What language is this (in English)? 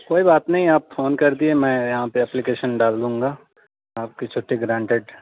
Urdu